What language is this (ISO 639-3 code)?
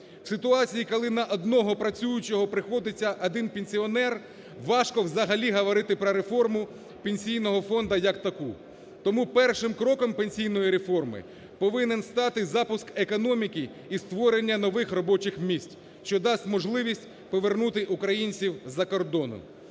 ukr